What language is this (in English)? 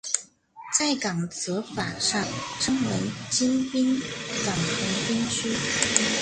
Chinese